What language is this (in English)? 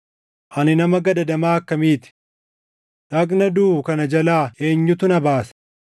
Oromo